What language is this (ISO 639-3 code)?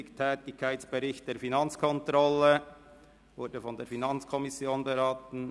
gsw